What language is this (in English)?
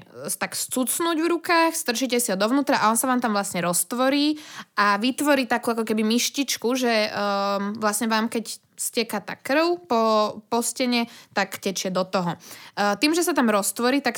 Slovak